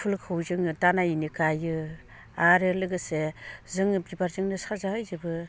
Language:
Bodo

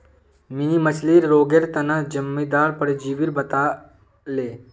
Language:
Magahi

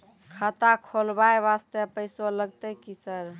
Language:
Maithili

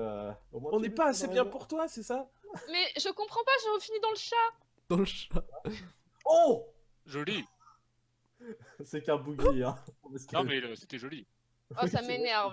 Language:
French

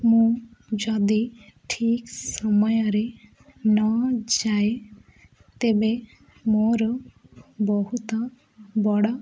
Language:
Odia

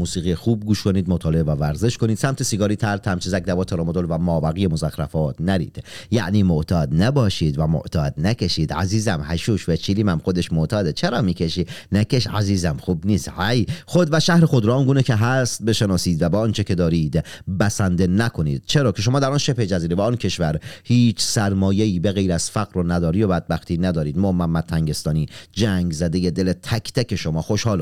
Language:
Persian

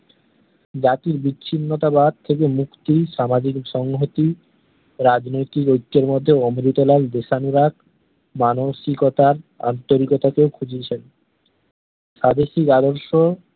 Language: Bangla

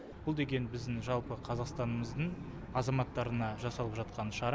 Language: Kazakh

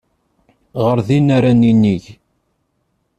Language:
Kabyle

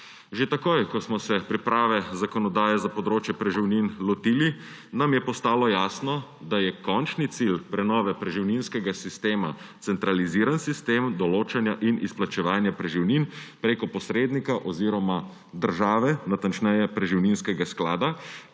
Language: Slovenian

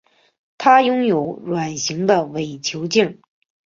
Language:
Chinese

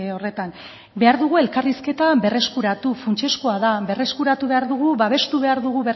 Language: Basque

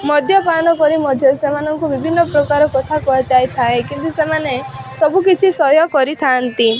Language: Odia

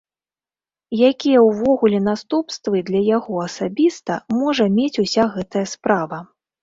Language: Belarusian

